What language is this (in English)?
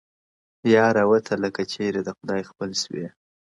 Pashto